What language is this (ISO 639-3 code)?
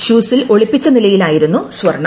mal